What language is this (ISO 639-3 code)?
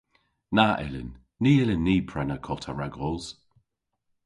cor